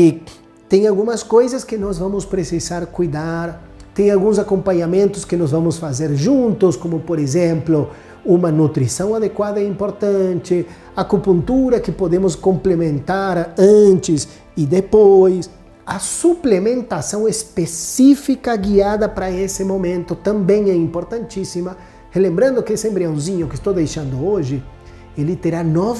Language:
Portuguese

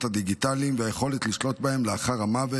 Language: Hebrew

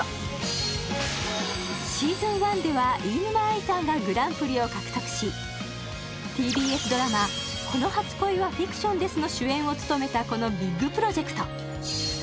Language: Japanese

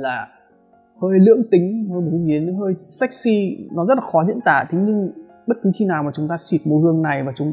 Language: Vietnamese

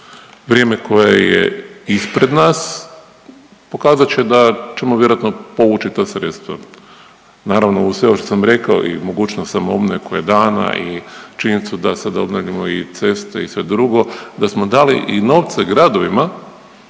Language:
Croatian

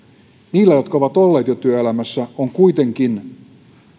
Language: Finnish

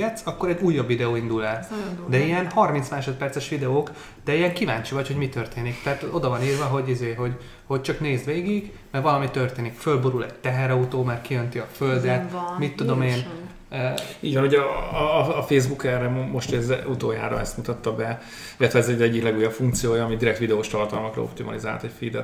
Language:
Hungarian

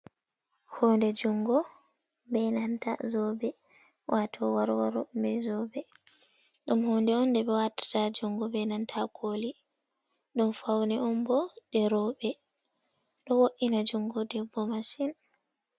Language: Fula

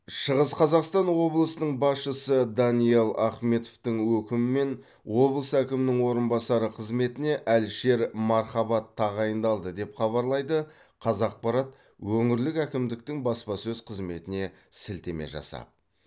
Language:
Kazakh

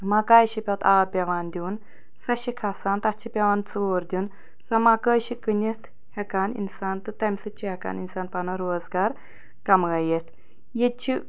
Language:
Kashmiri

